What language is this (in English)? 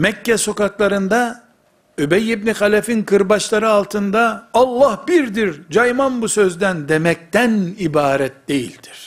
Turkish